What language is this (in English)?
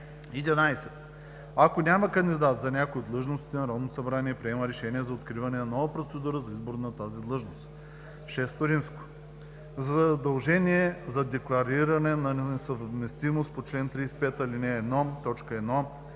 Bulgarian